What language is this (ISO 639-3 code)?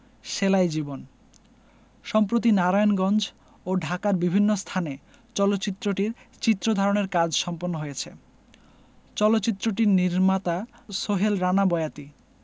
ben